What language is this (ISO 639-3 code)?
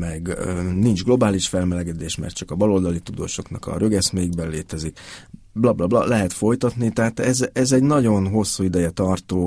hun